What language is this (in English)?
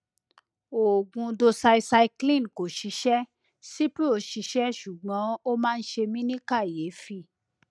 Yoruba